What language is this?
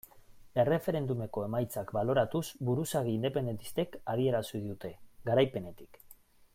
Basque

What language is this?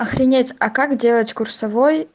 Russian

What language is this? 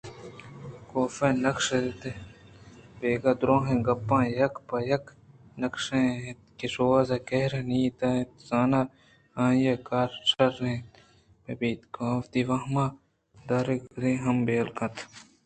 Eastern Balochi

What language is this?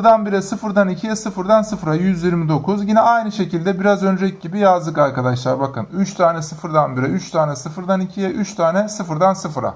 Turkish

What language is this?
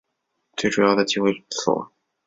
Chinese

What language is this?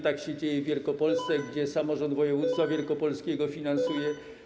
Polish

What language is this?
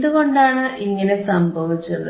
Malayalam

